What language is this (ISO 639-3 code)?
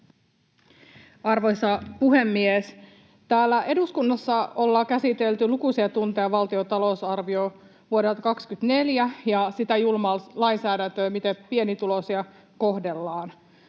fin